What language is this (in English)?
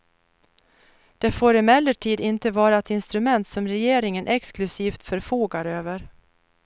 Swedish